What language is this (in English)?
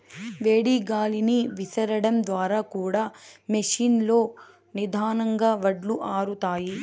Telugu